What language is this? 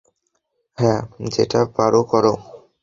Bangla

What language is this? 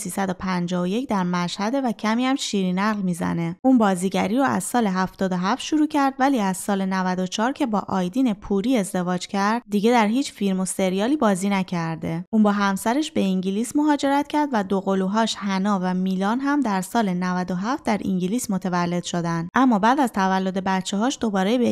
Persian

